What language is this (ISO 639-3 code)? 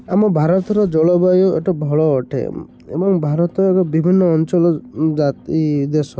ori